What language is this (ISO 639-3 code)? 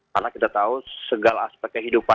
ind